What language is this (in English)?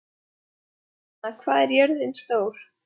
Icelandic